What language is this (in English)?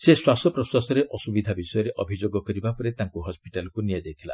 Odia